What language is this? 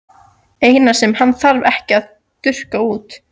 Icelandic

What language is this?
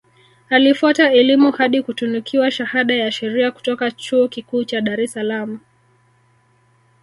Swahili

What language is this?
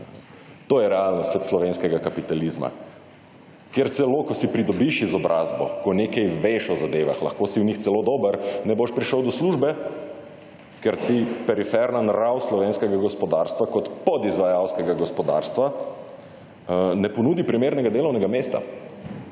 Slovenian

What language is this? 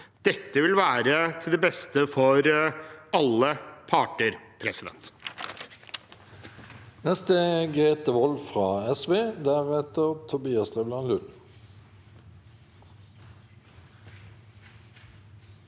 Norwegian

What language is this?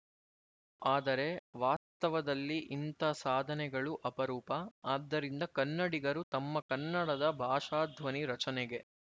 Kannada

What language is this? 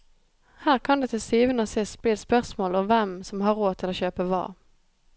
Norwegian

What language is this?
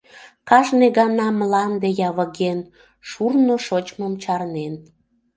Mari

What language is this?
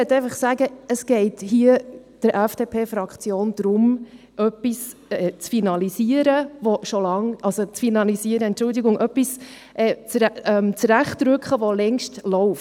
Swiss German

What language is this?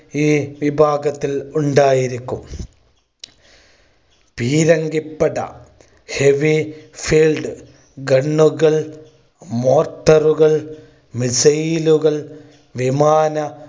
Malayalam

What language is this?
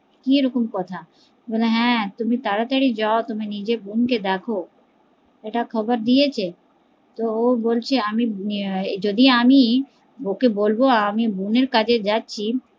Bangla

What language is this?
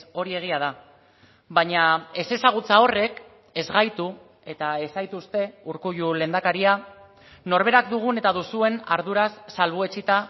Basque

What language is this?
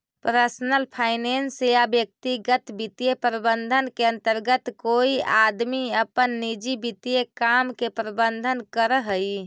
Magahi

